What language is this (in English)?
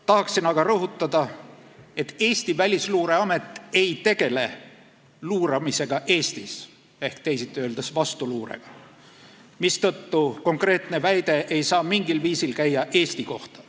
Estonian